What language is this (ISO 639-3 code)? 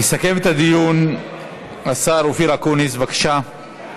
heb